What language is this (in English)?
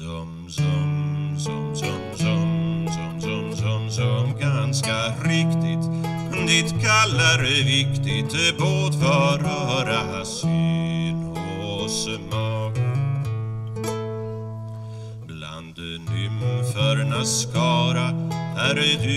Swedish